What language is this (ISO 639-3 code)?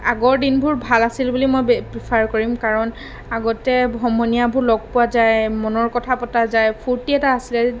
asm